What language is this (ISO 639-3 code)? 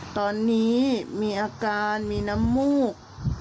tha